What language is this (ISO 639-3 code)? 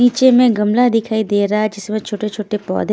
hin